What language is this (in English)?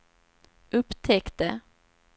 Swedish